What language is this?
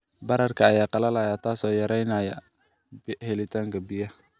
Somali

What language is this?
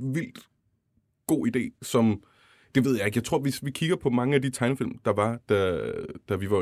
Danish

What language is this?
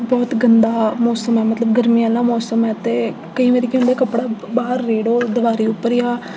Dogri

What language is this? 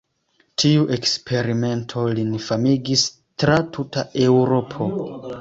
Esperanto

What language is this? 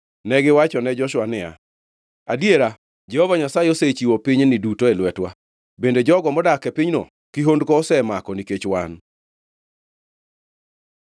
Luo (Kenya and Tanzania)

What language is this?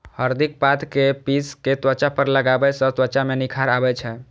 Maithili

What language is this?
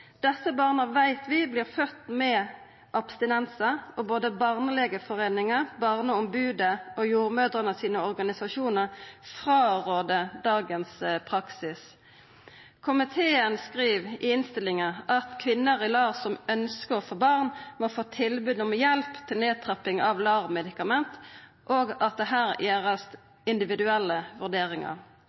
Norwegian Nynorsk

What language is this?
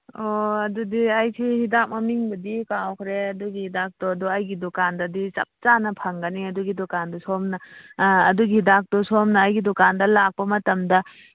Manipuri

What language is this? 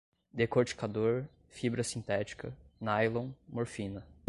Portuguese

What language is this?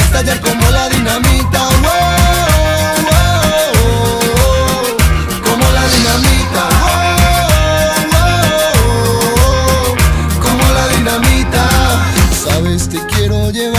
Romanian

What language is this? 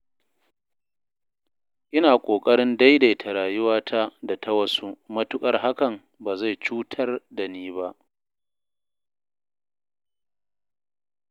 Hausa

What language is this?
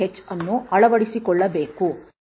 Kannada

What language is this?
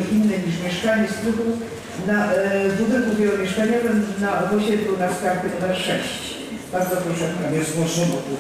Polish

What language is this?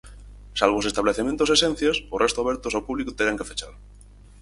Galician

